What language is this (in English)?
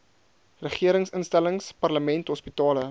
Afrikaans